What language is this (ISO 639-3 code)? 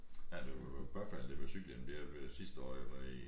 dan